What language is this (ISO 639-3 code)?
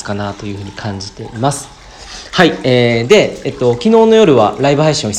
jpn